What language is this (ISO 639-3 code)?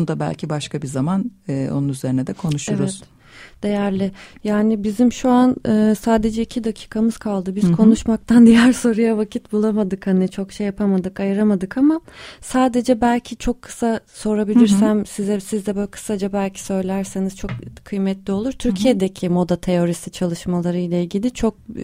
tur